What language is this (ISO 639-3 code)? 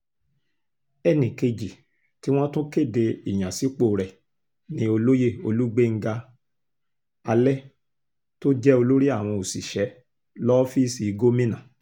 yor